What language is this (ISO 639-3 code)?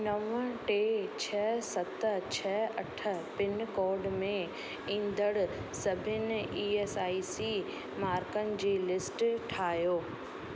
snd